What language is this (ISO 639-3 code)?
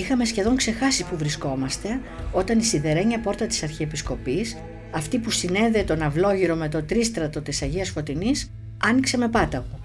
ell